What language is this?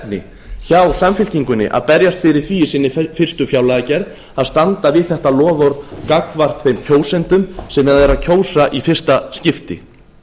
Icelandic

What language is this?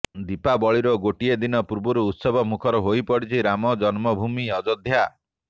Odia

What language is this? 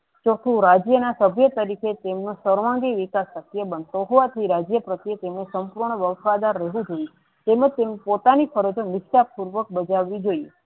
Gujarati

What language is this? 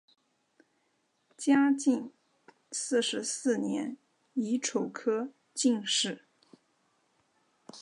Chinese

